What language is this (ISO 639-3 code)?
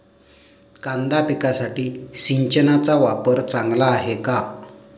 mar